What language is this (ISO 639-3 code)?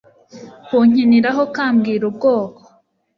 kin